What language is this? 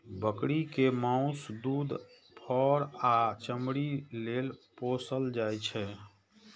Maithili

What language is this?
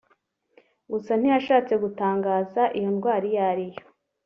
Kinyarwanda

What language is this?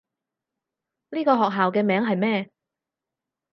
Cantonese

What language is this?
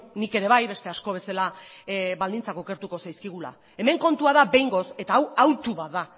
Basque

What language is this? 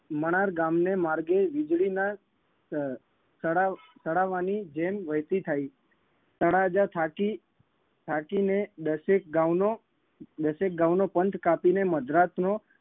Gujarati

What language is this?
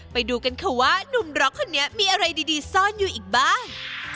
Thai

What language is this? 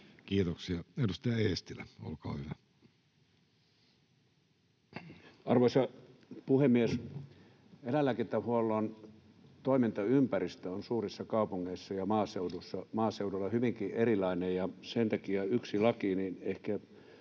Finnish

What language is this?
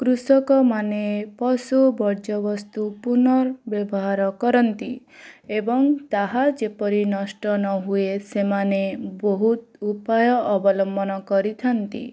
Odia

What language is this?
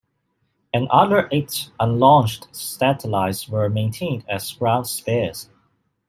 English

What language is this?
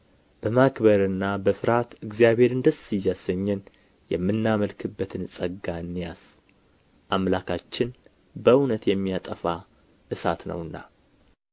Amharic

